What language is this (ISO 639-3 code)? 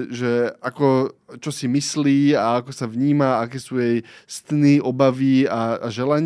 slk